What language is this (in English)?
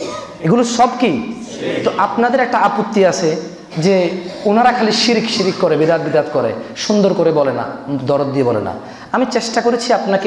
Arabic